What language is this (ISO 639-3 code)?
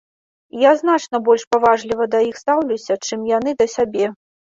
bel